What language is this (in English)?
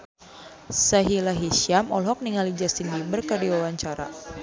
Sundanese